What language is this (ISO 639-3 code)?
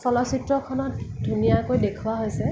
asm